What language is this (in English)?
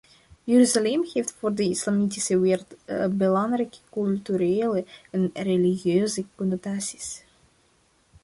Dutch